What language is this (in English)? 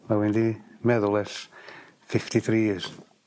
Welsh